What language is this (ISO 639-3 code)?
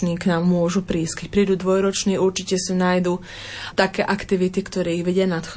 slk